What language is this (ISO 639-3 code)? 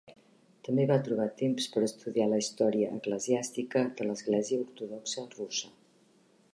cat